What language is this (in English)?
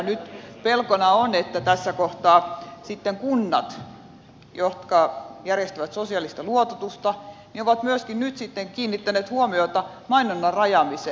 Finnish